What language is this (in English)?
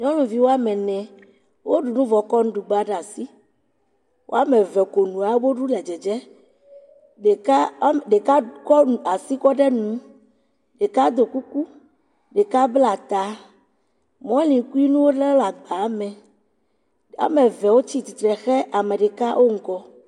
Ewe